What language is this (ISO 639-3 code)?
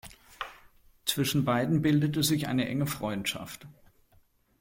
deu